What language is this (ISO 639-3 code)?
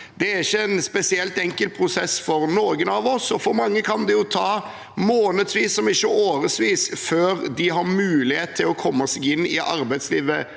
nor